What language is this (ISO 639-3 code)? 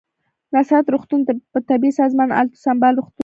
pus